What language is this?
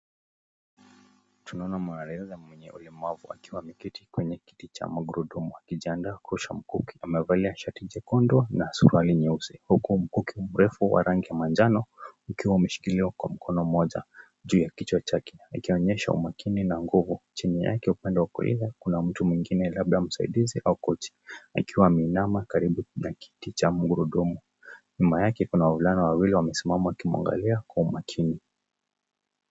Swahili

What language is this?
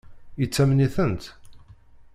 Kabyle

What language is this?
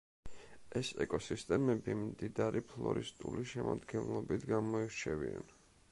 Georgian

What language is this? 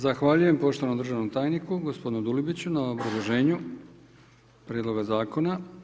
Croatian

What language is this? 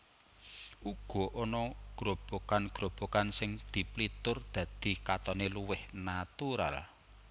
Javanese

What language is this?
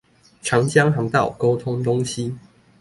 Chinese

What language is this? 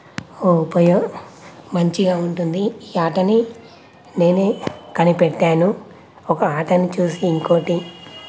Telugu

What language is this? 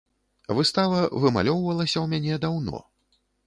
Belarusian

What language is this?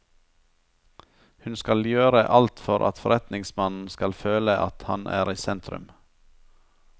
Norwegian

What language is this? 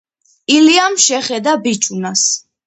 Georgian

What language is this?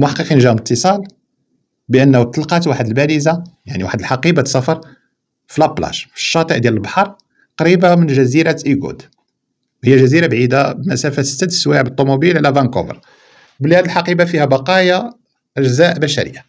Arabic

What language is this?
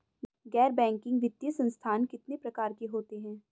Hindi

